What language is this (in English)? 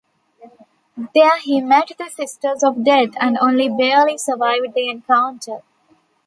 English